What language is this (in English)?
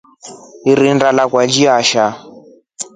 Rombo